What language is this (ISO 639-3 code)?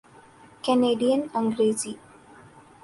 urd